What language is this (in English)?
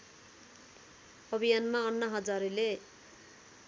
Nepali